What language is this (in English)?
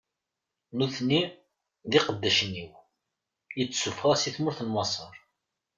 Kabyle